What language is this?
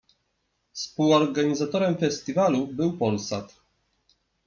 Polish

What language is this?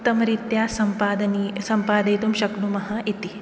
Sanskrit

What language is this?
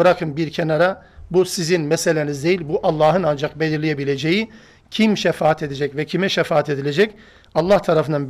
Turkish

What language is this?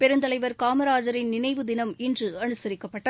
Tamil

